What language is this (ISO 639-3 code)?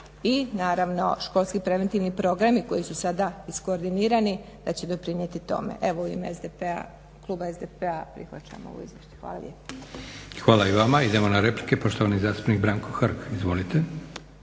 hrv